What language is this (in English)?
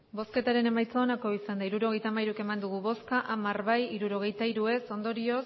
Basque